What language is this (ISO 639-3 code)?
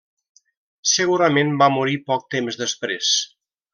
cat